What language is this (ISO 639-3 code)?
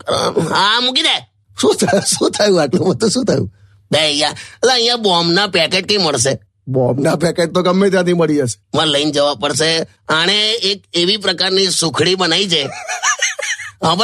hin